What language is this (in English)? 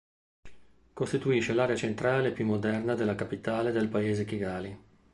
Italian